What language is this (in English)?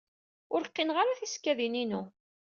Kabyle